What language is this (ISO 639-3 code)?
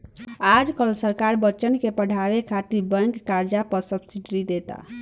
bho